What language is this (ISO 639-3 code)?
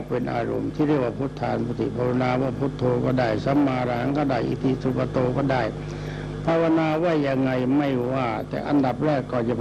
tha